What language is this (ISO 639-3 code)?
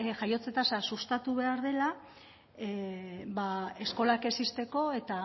eus